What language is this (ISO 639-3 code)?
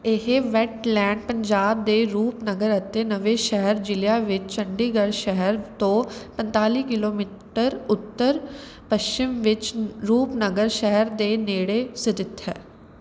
pan